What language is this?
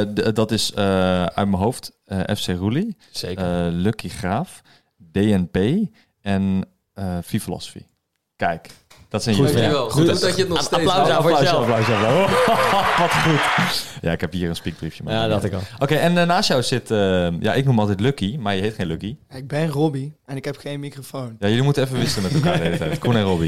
Dutch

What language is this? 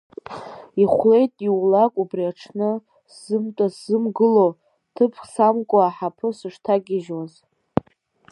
Abkhazian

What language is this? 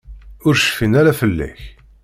Kabyle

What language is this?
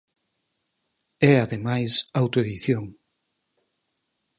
Galician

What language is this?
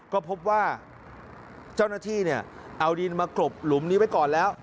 Thai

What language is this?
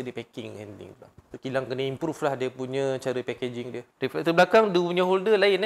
Malay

